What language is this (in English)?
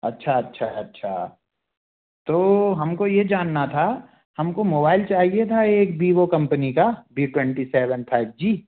Hindi